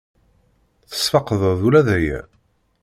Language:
Kabyle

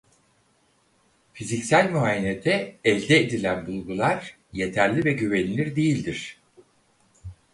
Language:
Turkish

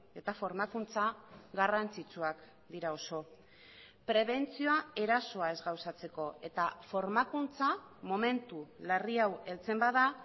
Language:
Basque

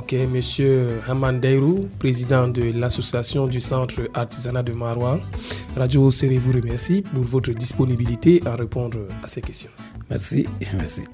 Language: French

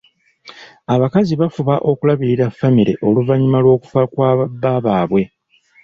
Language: Ganda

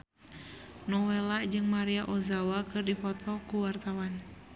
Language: Sundanese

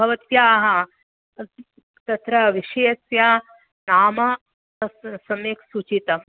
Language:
Sanskrit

